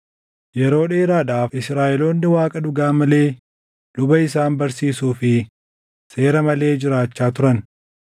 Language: Oromo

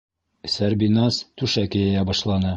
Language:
Bashkir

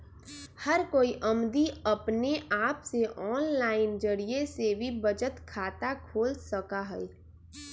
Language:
Magahi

